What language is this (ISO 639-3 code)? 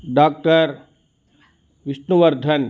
san